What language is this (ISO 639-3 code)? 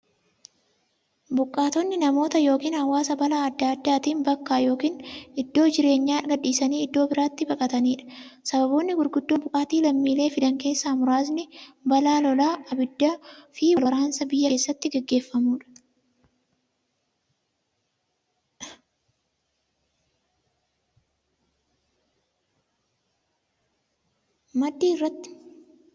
orm